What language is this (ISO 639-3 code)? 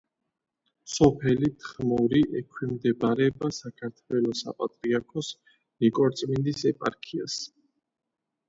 kat